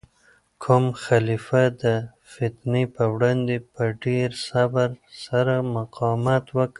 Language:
Pashto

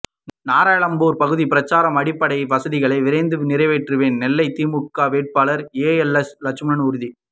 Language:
Tamil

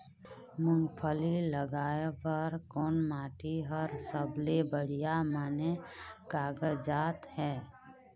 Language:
Chhattisgarhi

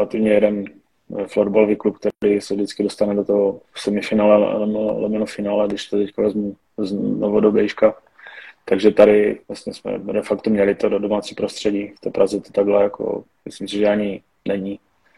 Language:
Czech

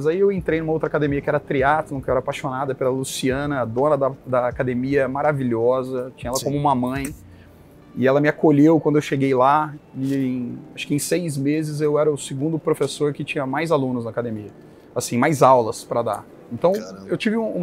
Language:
Portuguese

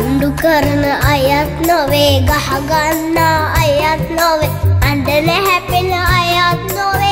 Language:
Indonesian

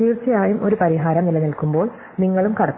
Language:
Malayalam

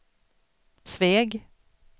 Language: Swedish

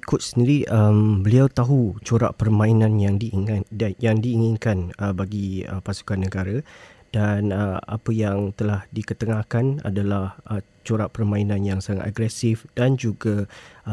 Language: Malay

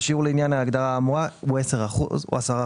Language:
Hebrew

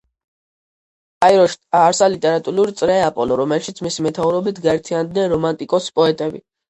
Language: Georgian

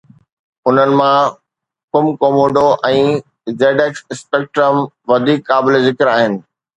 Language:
Sindhi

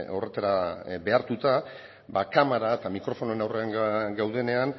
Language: Basque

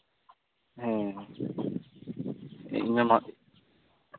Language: Santali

